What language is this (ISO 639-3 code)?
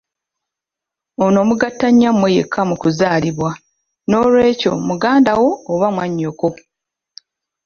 lug